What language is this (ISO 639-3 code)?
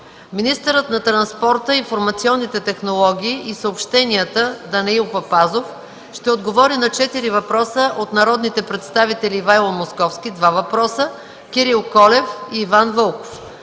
bul